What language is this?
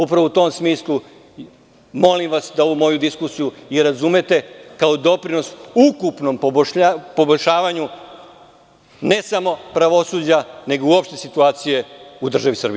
Serbian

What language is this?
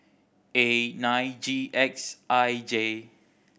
English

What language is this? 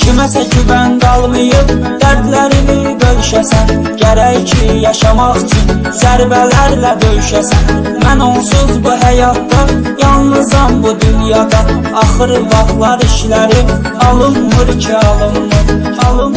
Turkish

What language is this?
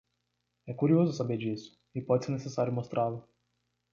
Portuguese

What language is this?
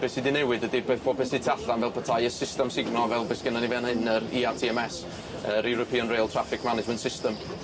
Welsh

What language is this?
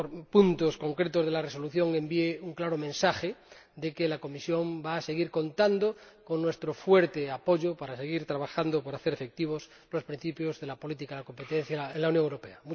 Spanish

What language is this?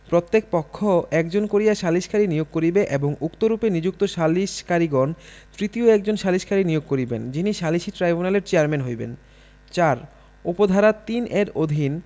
Bangla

